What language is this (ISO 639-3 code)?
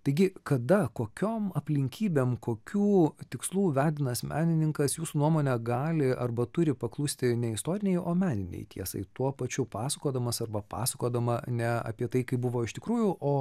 lit